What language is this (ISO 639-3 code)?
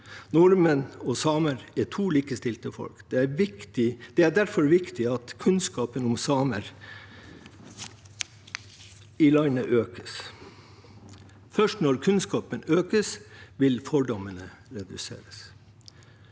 nor